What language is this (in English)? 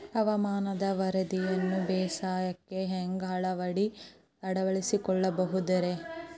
Kannada